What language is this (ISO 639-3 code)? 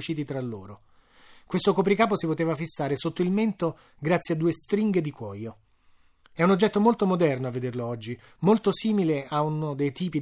ita